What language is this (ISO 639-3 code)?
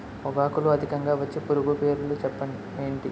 tel